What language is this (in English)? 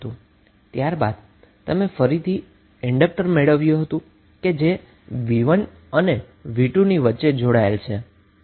Gujarati